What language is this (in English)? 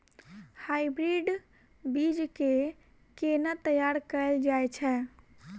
Maithili